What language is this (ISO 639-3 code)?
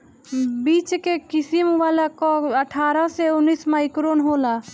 bho